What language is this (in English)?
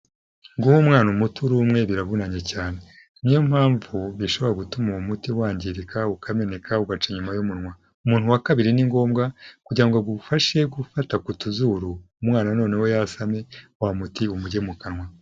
Kinyarwanda